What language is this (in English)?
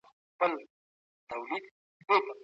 Pashto